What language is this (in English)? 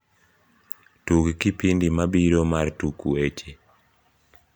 Luo (Kenya and Tanzania)